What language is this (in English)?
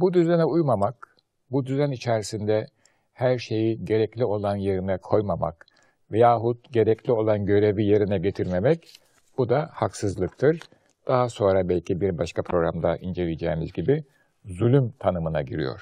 Turkish